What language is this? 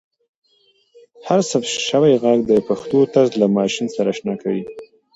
Pashto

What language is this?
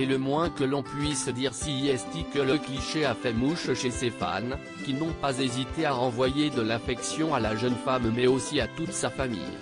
French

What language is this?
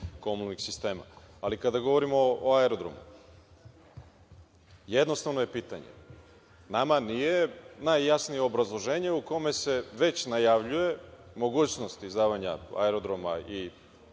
Serbian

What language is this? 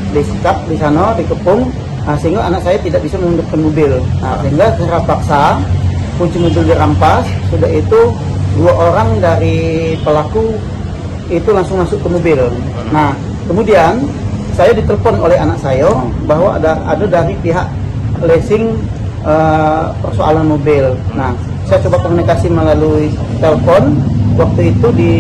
Indonesian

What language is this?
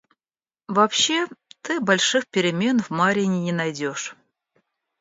Russian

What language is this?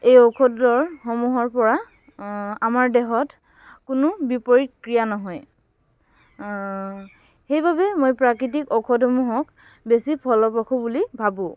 Assamese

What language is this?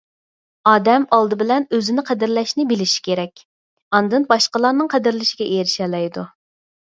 Uyghur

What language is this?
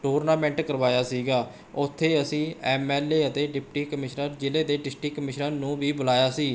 Punjabi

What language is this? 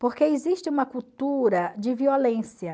Portuguese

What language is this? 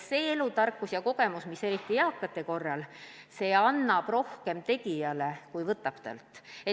Estonian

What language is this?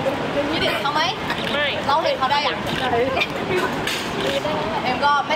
Thai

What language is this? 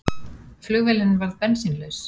Icelandic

